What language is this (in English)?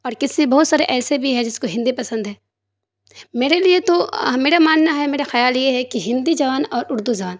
Urdu